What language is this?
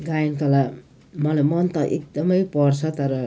Nepali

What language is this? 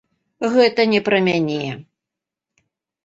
Belarusian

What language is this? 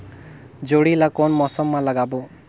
Chhattisgarhi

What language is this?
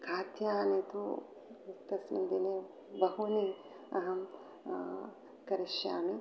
Sanskrit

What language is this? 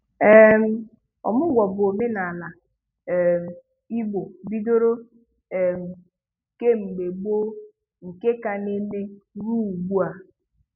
Igbo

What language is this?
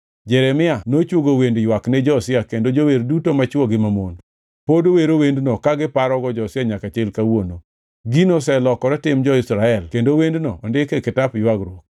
Luo (Kenya and Tanzania)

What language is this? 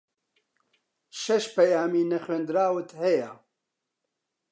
Central Kurdish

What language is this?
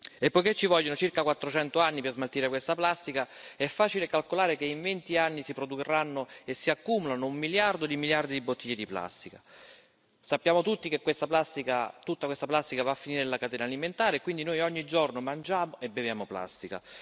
Italian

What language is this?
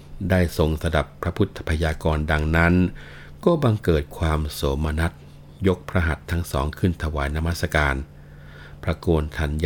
Thai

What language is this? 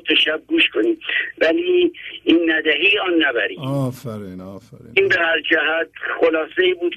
Persian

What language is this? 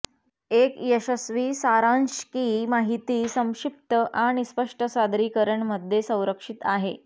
Marathi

